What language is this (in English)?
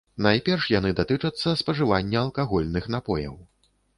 Belarusian